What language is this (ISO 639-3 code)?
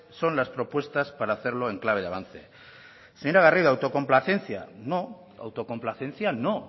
spa